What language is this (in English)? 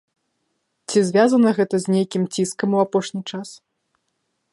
Belarusian